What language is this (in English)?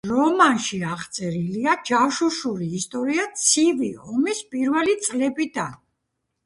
Georgian